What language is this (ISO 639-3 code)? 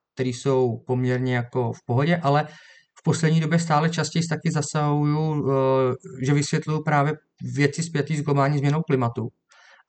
ces